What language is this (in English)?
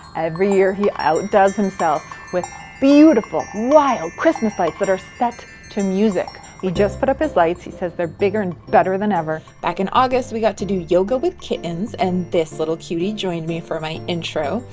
English